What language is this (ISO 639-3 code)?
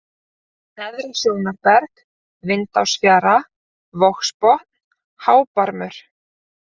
isl